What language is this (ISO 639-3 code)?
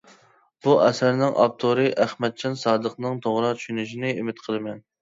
uig